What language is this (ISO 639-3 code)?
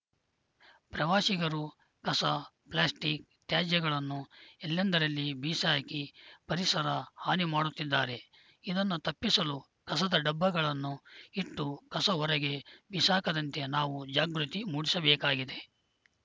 kan